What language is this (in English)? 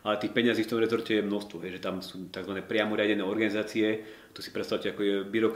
Slovak